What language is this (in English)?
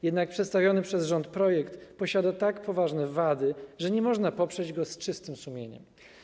Polish